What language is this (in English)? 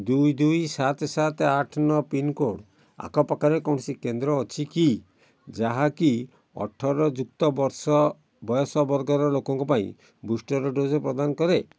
Odia